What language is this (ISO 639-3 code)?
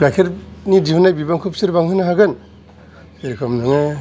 brx